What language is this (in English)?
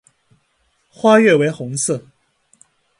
Chinese